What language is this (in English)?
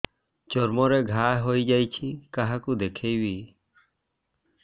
Odia